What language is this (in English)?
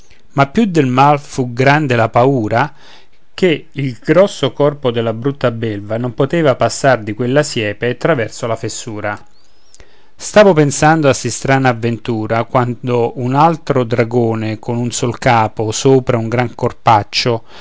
Italian